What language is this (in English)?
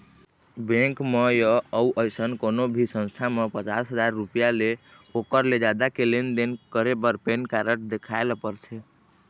Chhattisgarhi